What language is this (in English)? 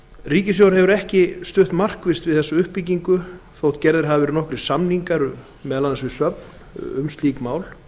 Icelandic